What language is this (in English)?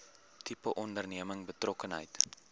Afrikaans